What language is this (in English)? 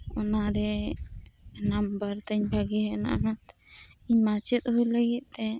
Santali